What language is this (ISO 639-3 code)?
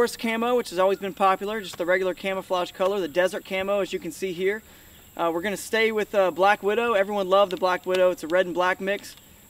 eng